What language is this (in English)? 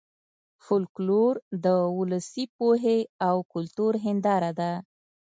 Pashto